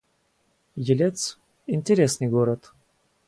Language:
Russian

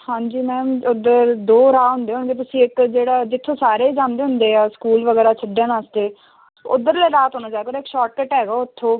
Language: Punjabi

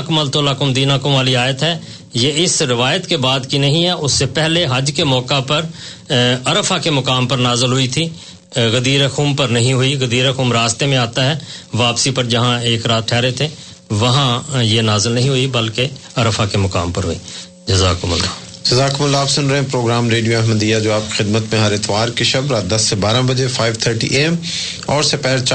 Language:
Urdu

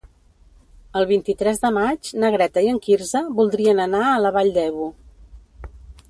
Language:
Catalan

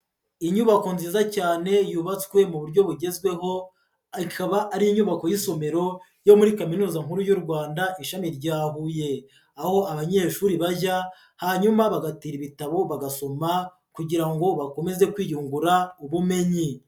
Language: Kinyarwanda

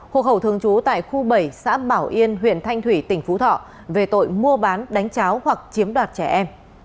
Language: Vietnamese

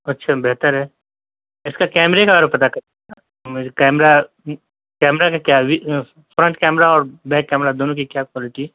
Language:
Urdu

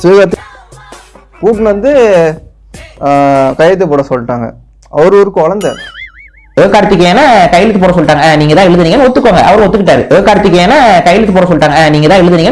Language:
Tamil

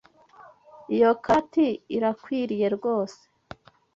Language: Kinyarwanda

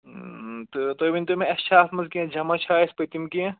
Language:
Kashmiri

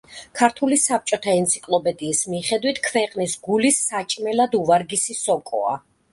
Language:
Georgian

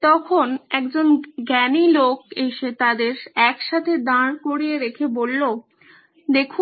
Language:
Bangla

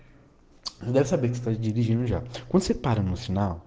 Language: Russian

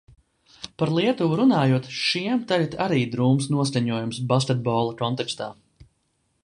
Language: Latvian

